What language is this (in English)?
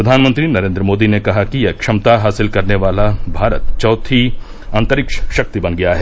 Hindi